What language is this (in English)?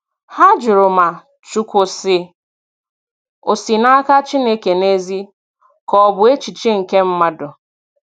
Igbo